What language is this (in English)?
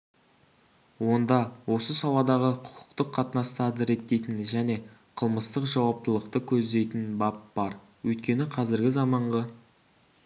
Kazakh